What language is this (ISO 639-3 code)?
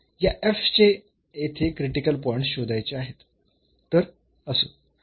mar